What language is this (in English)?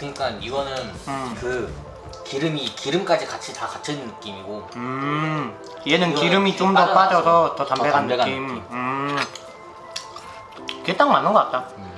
Korean